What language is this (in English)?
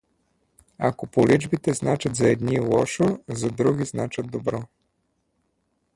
Bulgarian